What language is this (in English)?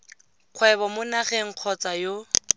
Tswana